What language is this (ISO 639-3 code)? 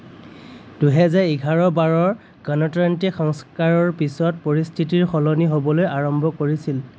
asm